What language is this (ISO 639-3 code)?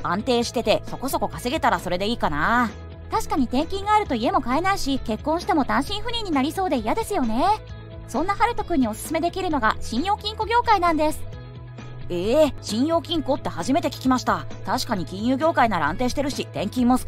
jpn